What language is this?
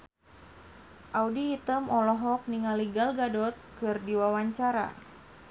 Sundanese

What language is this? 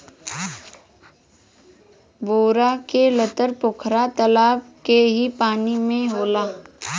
Bhojpuri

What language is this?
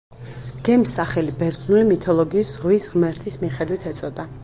Georgian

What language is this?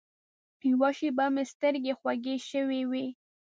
Pashto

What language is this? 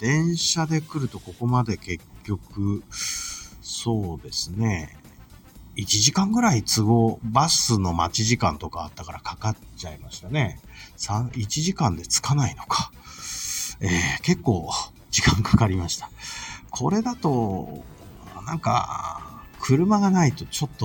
Japanese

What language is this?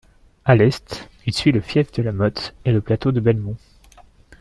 French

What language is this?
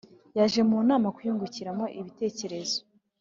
Kinyarwanda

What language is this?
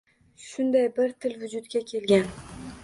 Uzbek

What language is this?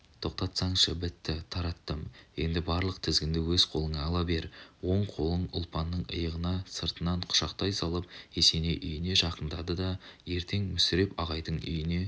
Kazakh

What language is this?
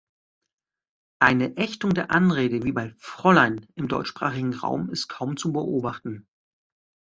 German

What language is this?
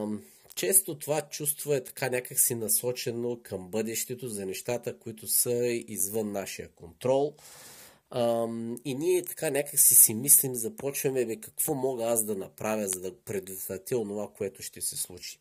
Bulgarian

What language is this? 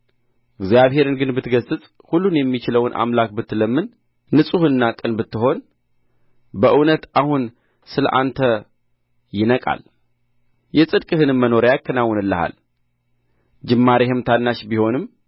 Amharic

